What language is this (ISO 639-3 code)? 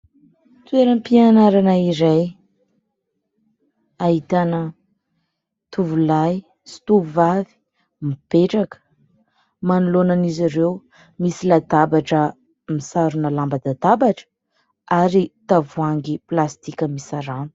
mlg